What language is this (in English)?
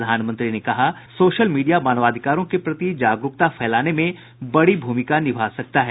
Hindi